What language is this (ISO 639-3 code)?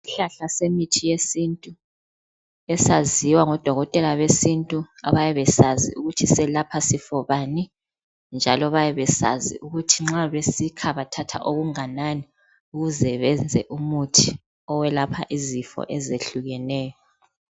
nde